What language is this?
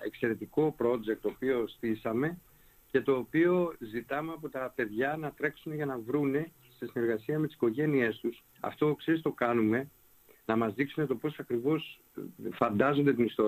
Greek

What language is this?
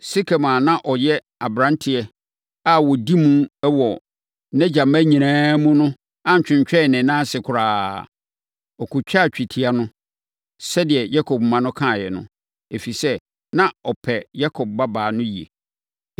Akan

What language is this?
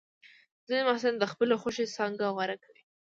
Pashto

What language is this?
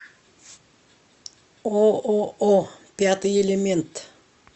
Russian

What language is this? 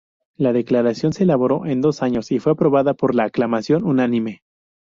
Spanish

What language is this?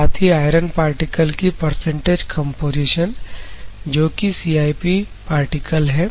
Hindi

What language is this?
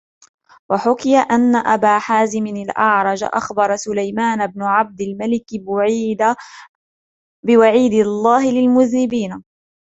Arabic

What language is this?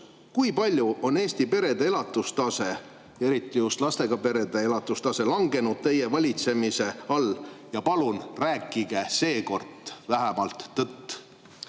Estonian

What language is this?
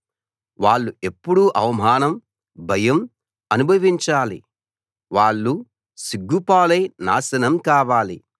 Telugu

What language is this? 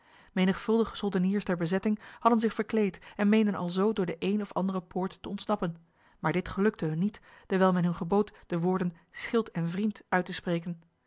Dutch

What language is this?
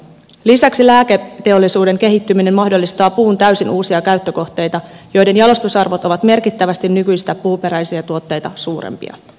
Finnish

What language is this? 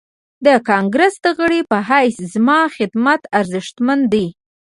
Pashto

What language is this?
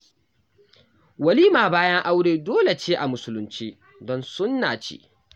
Hausa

